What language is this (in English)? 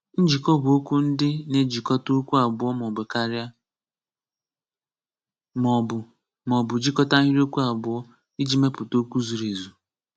Igbo